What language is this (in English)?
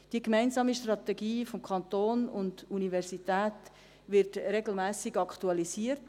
Swiss German